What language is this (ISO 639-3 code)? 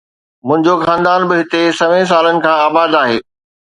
snd